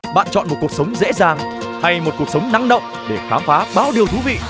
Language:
Vietnamese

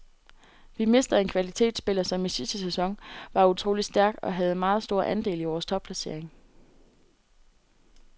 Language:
Danish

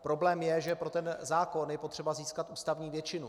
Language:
Czech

